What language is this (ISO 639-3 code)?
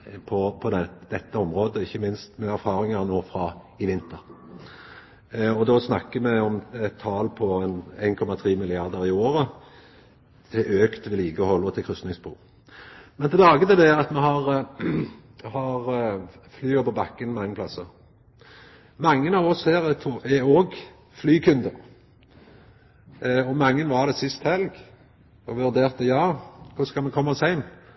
nno